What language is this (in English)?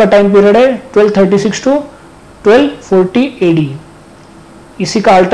Hindi